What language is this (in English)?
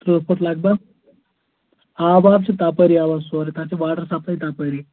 Kashmiri